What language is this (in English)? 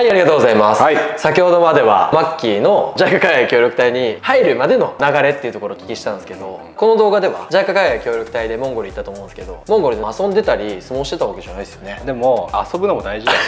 Japanese